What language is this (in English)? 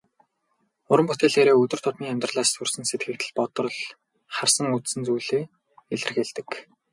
Mongolian